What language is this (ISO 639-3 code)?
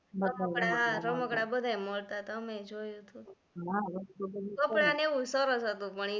guj